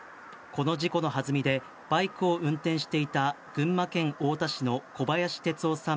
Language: Japanese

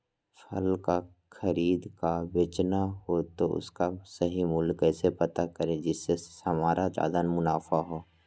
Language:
Magahi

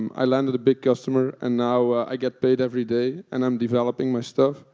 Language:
English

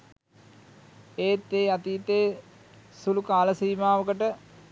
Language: Sinhala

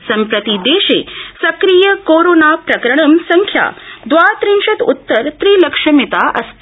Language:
Sanskrit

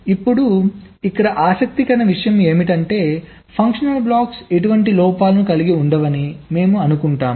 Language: Telugu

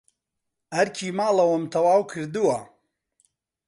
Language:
Central Kurdish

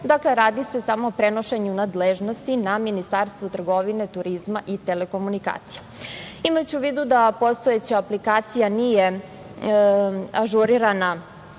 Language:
Serbian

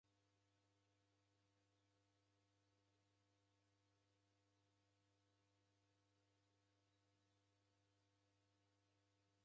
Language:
Taita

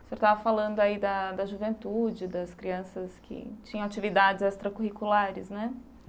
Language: Portuguese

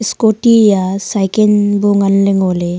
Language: Wancho Naga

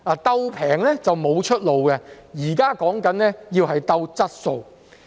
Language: Cantonese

